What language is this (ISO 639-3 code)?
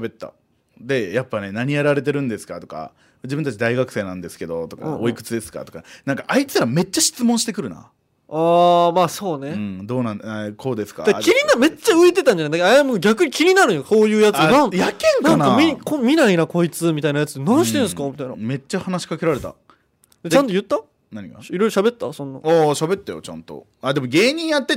jpn